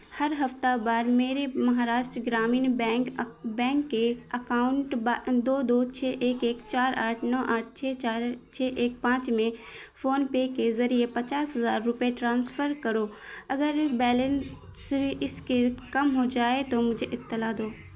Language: Urdu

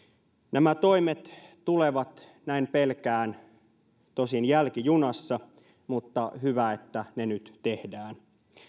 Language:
Finnish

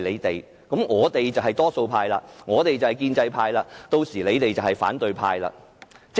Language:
Cantonese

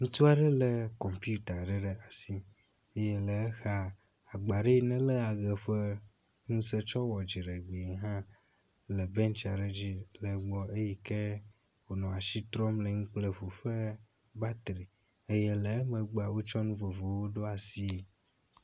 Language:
Ewe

